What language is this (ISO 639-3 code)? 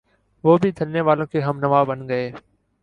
urd